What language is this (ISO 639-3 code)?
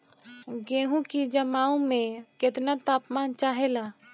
bho